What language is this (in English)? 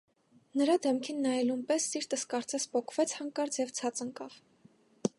Armenian